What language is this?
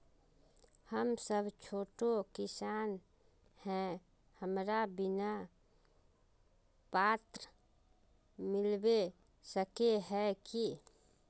Magahi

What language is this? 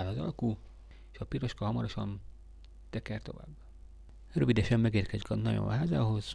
Hungarian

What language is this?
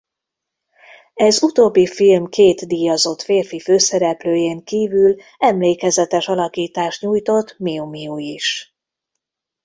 Hungarian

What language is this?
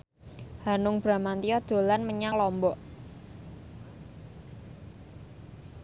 Javanese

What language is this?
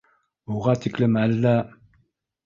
Bashkir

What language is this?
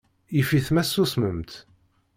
Kabyle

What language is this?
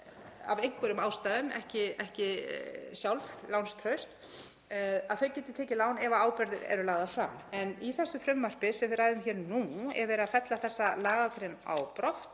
Icelandic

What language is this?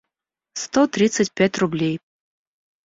Russian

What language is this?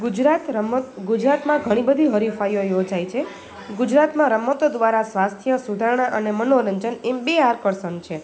Gujarati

